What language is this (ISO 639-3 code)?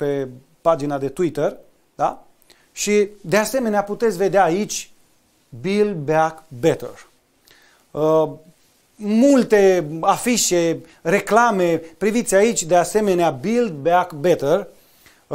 ron